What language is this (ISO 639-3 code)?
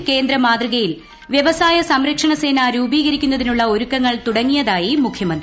mal